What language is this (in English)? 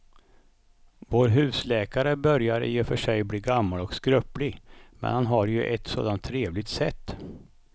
Swedish